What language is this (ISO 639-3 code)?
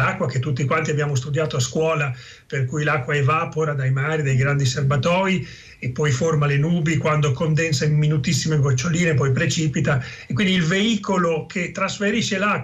ita